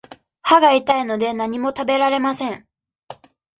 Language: Japanese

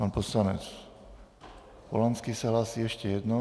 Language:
Czech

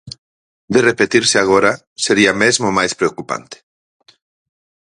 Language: Galician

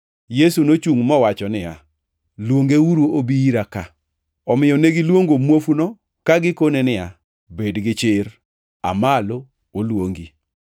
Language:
Luo (Kenya and Tanzania)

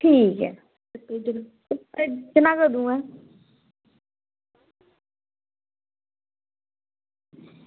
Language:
Dogri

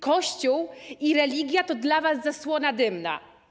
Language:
Polish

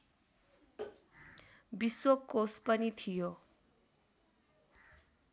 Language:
Nepali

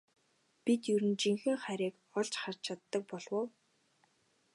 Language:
Mongolian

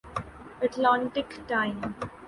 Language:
Urdu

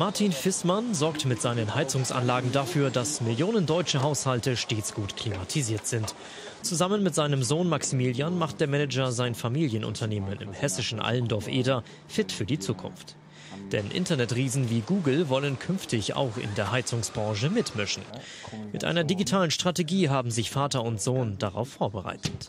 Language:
German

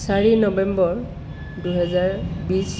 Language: Assamese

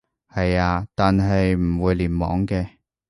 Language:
Cantonese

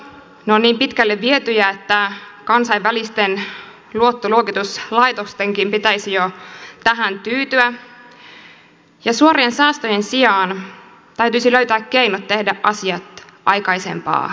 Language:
Finnish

